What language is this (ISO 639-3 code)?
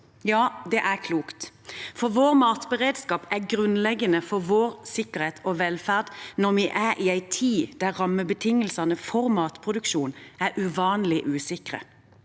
nor